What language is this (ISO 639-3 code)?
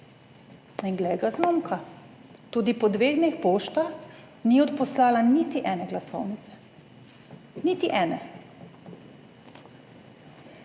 slv